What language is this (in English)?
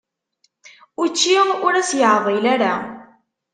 Kabyle